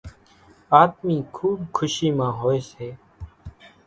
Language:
Kachi Koli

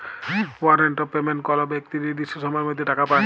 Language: Bangla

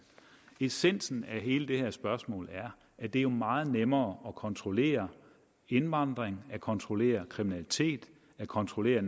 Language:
Danish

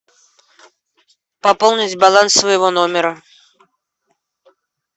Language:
Russian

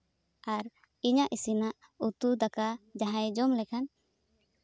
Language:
Santali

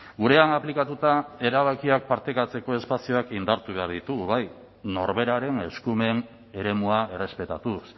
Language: Basque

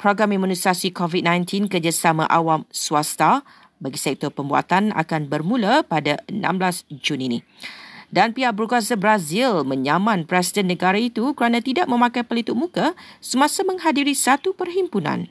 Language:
Malay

